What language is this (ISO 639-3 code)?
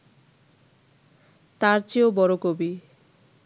ben